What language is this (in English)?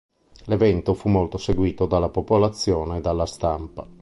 Italian